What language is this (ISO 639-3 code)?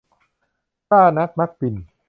tha